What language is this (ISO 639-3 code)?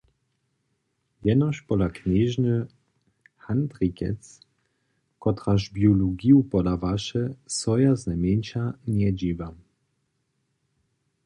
hsb